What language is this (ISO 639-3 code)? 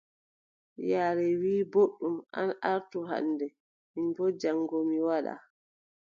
fub